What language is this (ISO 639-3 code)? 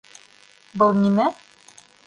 bak